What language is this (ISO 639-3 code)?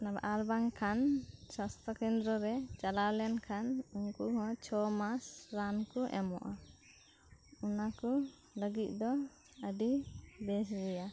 sat